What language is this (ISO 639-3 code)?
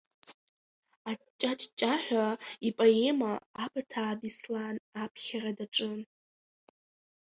abk